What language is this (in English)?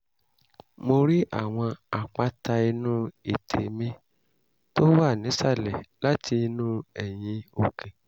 Yoruba